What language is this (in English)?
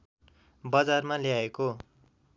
Nepali